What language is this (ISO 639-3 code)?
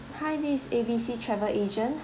eng